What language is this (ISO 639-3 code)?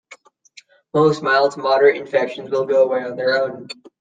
eng